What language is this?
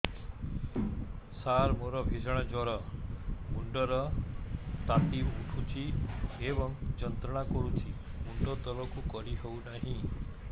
Odia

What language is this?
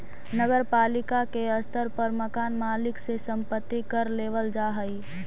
Magahi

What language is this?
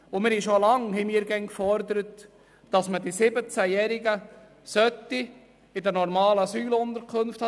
Swiss German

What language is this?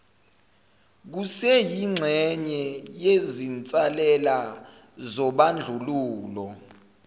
Zulu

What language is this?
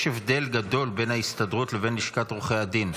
Hebrew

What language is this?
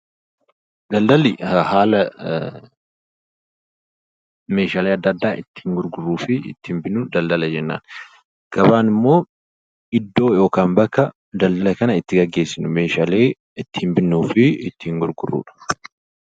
Oromo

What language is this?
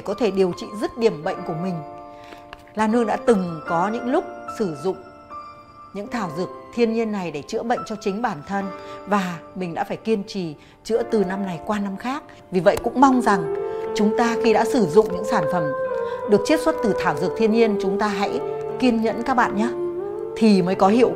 Vietnamese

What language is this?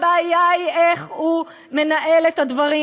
Hebrew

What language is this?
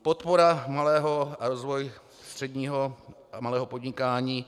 Czech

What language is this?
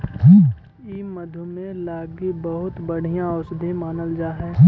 Magahi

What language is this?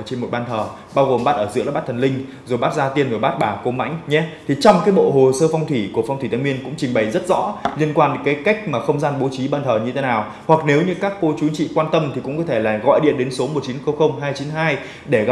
Vietnamese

